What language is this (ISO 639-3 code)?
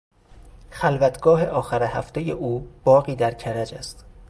fas